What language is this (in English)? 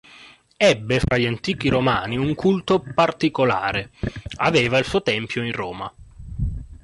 Italian